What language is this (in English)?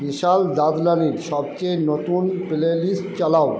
Bangla